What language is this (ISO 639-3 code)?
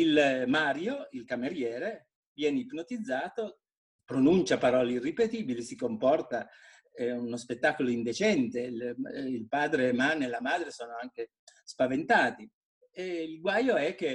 ita